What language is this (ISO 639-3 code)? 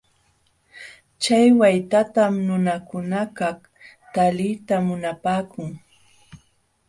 qxw